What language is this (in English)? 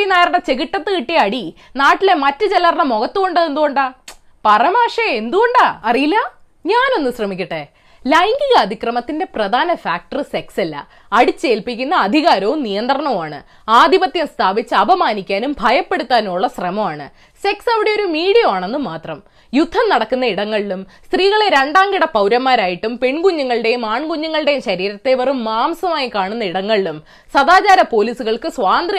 Malayalam